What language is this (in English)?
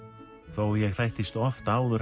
Icelandic